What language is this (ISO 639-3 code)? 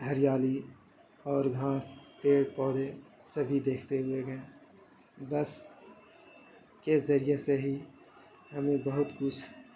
urd